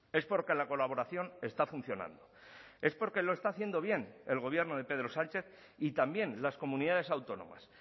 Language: Spanish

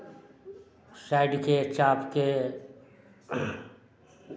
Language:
Maithili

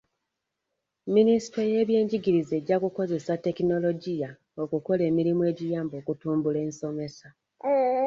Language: Ganda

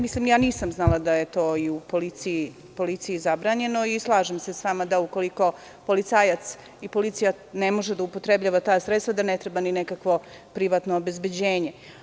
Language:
Serbian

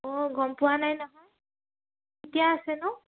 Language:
Assamese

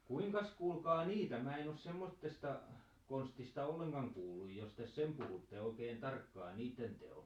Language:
Finnish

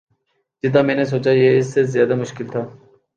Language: Urdu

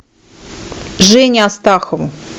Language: Russian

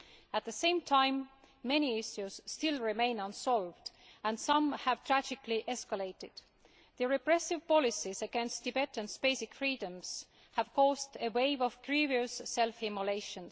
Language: English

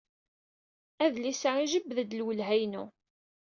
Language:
Kabyle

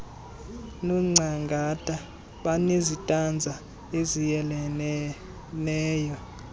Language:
Xhosa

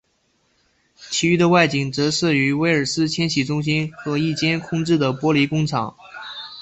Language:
Chinese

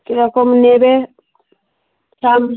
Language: Bangla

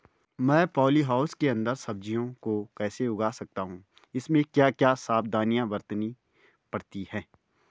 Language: Hindi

